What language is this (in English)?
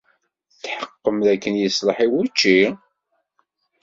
Kabyle